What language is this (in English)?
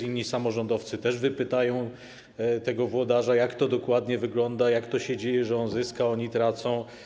Polish